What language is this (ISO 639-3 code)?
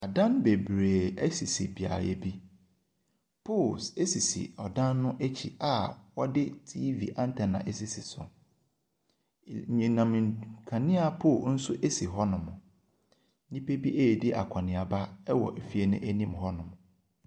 aka